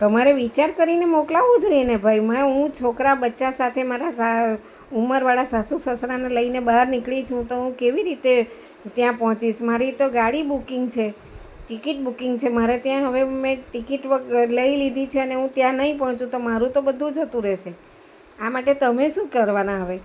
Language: Gujarati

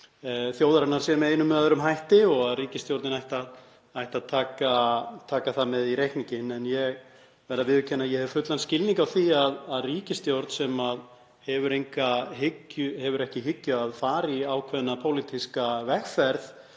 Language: Icelandic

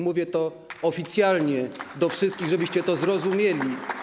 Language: Polish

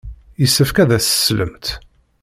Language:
Kabyle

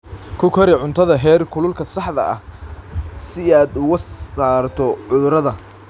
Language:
Somali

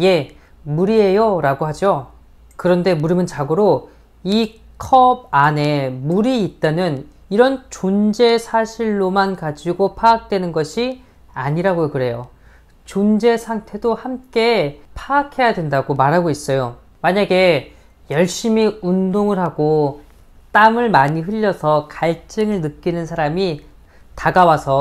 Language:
Korean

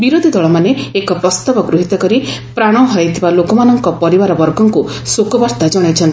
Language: Odia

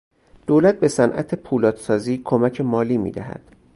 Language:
Persian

